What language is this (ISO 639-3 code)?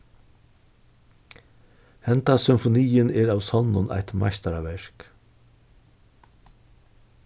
fao